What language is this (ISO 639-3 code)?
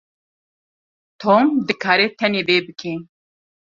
kur